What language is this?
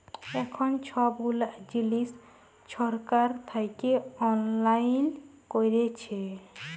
Bangla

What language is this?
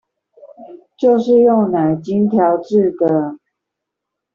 Chinese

